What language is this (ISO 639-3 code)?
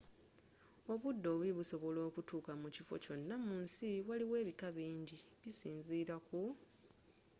lug